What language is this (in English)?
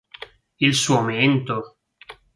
Italian